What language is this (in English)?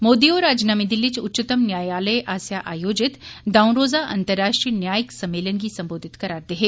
Dogri